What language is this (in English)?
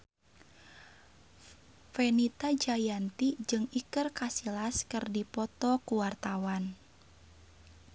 Sundanese